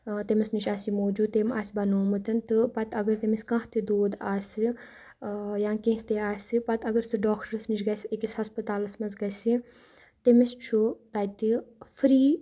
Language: Kashmiri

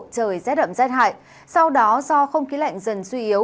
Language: Vietnamese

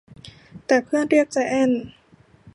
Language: Thai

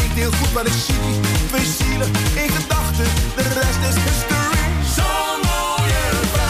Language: Dutch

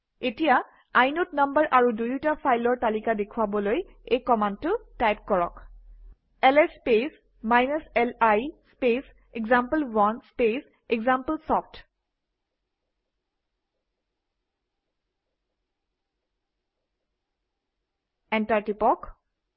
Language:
Assamese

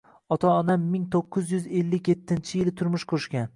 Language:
Uzbek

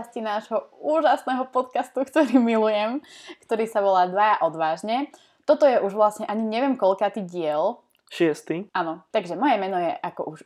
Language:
Slovak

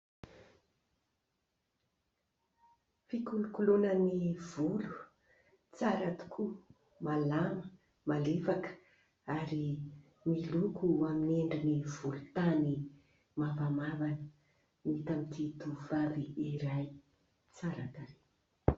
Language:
Malagasy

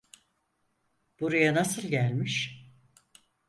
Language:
Turkish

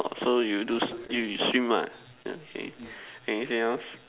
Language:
English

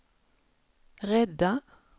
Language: Swedish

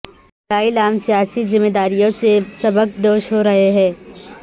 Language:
Urdu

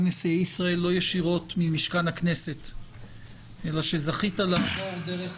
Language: Hebrew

